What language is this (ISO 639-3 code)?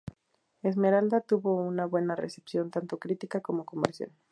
spa